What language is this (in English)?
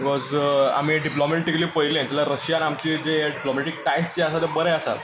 Konkani